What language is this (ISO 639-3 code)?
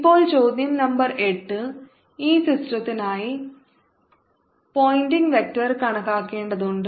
mal